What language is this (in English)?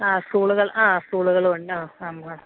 Malayalam